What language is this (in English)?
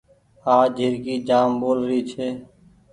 Goaria